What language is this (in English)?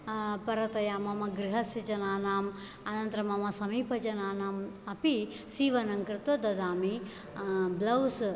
Sanskrit